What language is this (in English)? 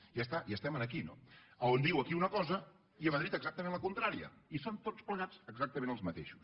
Catalan